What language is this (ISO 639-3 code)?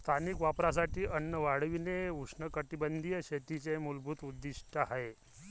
mar